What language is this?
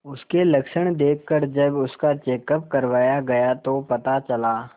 Hindi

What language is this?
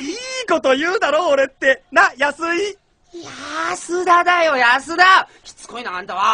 Japanese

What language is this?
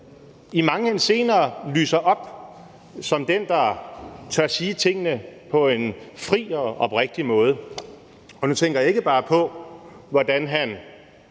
Danish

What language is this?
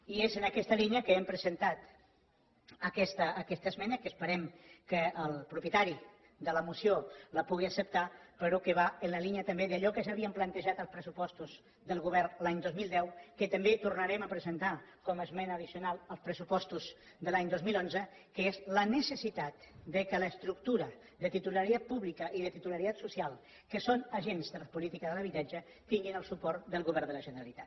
Catalan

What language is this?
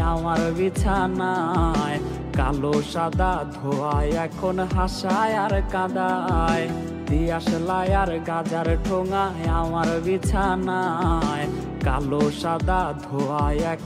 Romanian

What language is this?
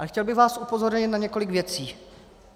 Czech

